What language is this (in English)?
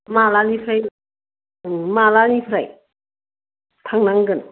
Bodo